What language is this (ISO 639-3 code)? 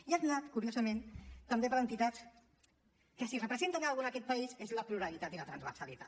cat